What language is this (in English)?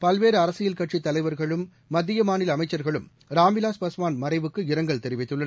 Tamil